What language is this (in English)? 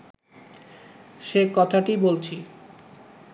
Bangla